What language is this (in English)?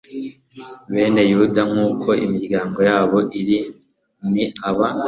Kinyarwanda